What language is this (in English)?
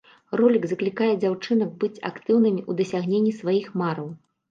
Belarusian